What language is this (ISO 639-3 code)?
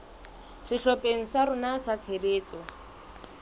sot